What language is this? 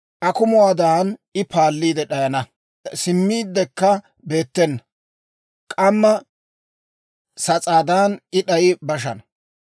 Dawro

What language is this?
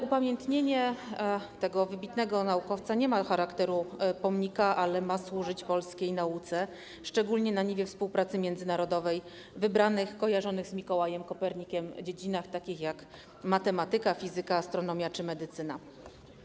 Polish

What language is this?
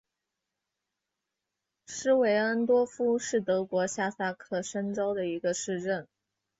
Chinese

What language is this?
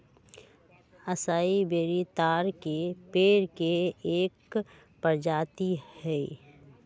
Magahi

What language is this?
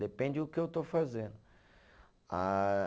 Portuguese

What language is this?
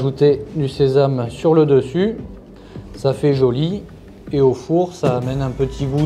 French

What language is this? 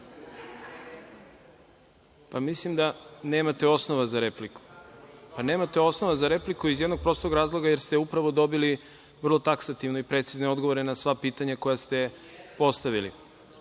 Serbian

